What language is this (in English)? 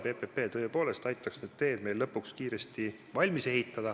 Estonian